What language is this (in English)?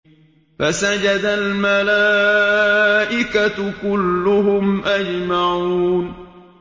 Arabic